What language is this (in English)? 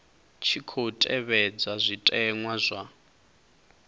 Venda